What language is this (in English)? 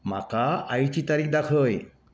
Konkani